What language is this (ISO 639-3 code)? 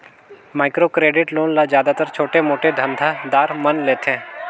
hne